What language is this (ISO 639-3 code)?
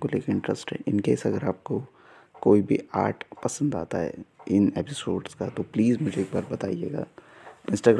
hin